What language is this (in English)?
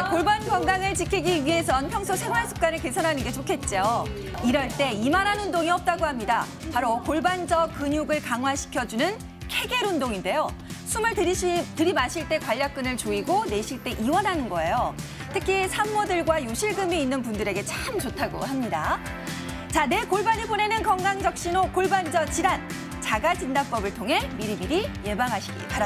Korean